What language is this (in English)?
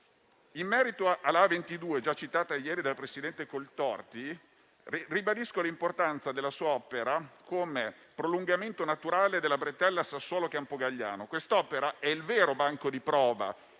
Italian